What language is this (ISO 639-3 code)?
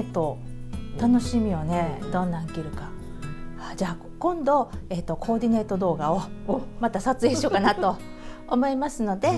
jpn